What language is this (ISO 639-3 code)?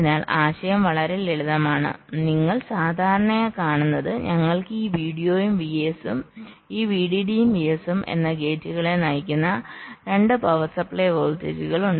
mal